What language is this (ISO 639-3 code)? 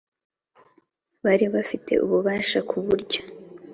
kin